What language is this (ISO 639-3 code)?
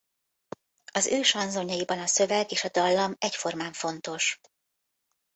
hun